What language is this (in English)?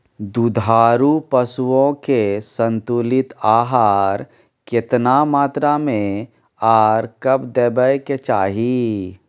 Maithili